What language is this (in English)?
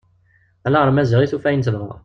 Kabyle